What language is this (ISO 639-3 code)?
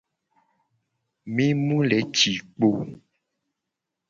gej